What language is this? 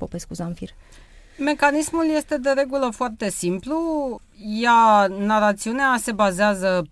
Romanian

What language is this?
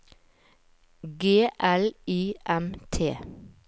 Norwegian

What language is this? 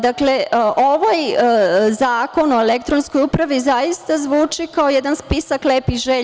Serbian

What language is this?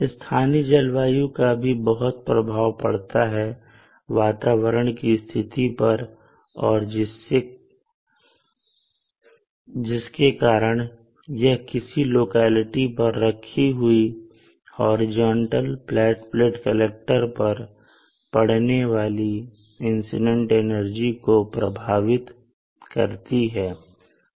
Hindi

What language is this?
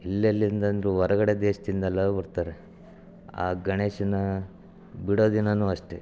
Kannada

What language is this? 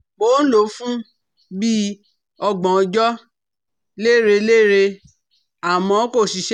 Yoruba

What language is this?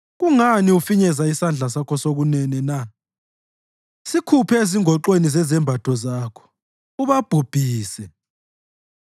North Ndebele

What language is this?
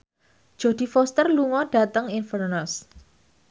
Javanese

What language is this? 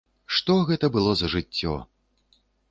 Belarusian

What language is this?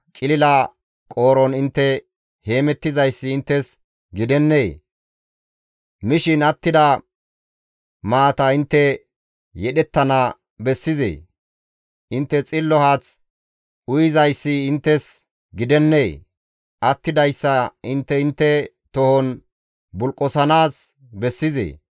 Gamo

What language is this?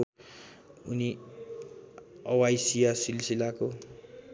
Nepali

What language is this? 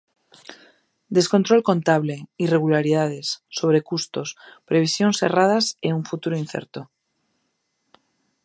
Galician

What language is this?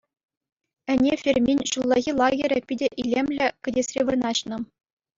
Chuvash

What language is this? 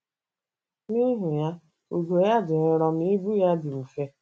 Igbo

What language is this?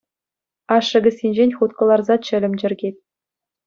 Chuvash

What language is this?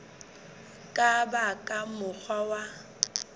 Southern Sotho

